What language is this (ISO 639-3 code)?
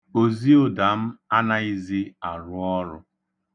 ibo